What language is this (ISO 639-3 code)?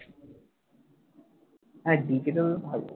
ben